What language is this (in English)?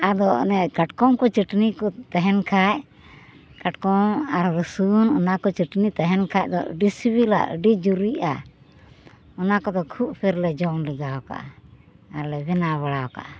Santali